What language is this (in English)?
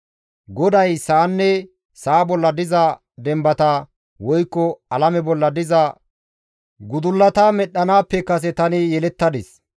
Gamo